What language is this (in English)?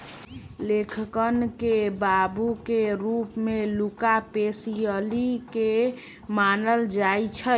Magahi